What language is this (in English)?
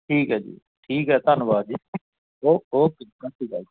Punjabi